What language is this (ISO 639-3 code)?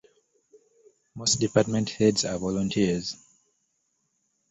eng